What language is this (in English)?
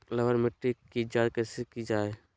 Magahi